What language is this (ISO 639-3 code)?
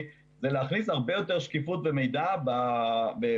heb